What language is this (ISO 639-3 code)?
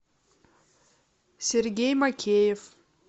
rus